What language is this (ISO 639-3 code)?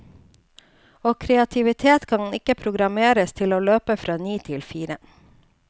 nor